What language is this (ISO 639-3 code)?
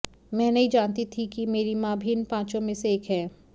hin